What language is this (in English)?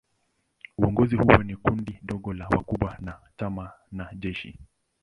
Swahili